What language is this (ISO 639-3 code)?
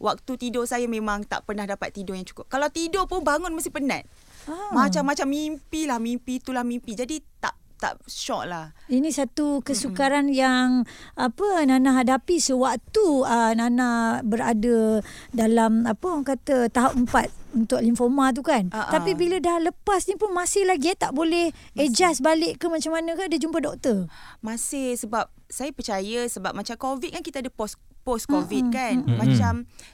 msa